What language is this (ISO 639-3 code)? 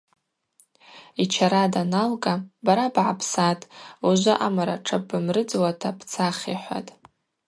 abq